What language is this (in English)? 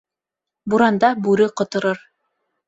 Bashkir